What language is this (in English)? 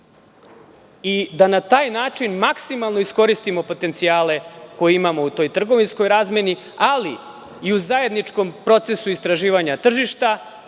Serbian